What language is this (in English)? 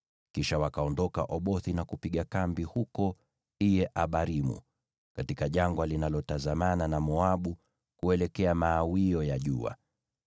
Swahili